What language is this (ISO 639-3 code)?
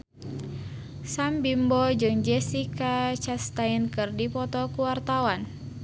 sun